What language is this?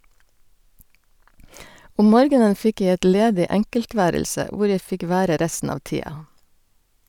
Norwegian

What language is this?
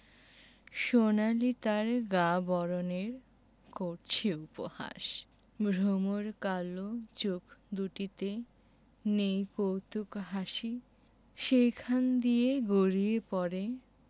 Bangla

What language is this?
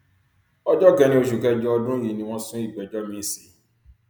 Yoruba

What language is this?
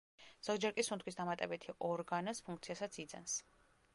Georgian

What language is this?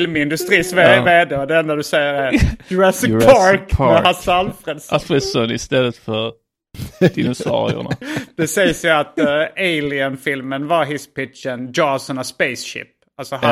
Swedish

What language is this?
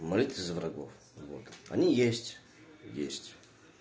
Russian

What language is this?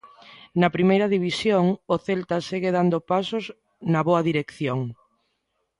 Galician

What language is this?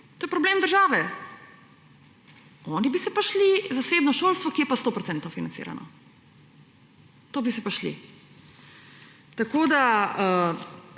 Slovenian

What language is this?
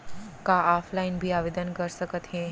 Chhattisgarhi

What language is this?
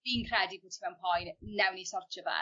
Welsh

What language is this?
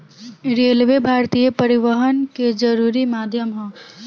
Bhojpuri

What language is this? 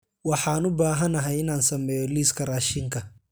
Somali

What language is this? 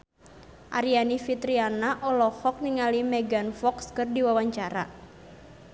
Sundanese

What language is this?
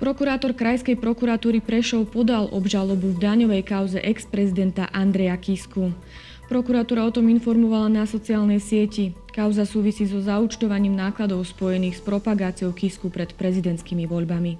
Slovak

